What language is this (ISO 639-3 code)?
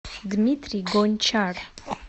rus